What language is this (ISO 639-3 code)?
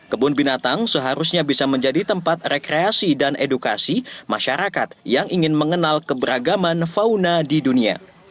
ind